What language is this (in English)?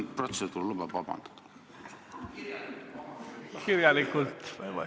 Estonian